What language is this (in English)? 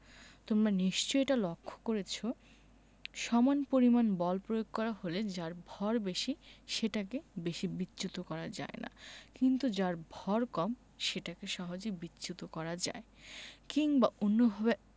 Bangla